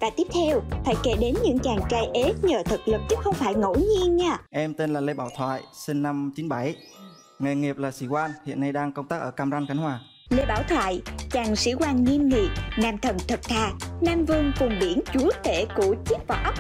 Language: Vietnamese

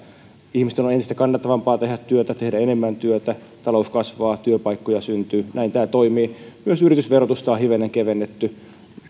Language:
Finnish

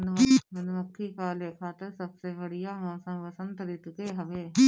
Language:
Bhojpuri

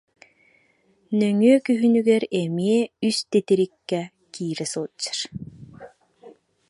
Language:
Yakut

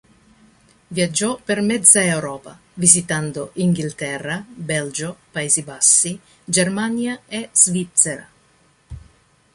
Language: Italian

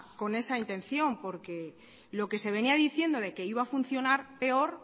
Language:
Spanish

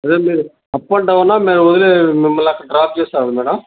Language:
Telugu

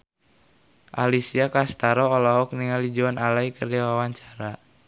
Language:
Sundanese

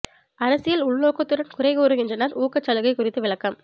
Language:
Tamil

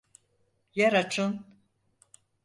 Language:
Turkish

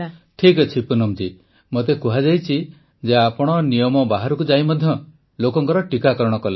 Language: Odia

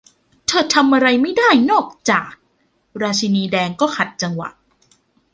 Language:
Thai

